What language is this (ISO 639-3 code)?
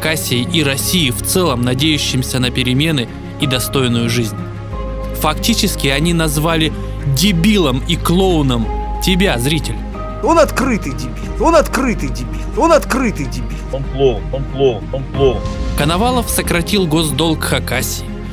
rus